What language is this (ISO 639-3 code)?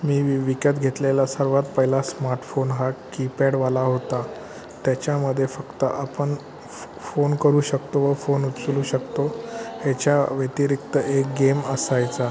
mar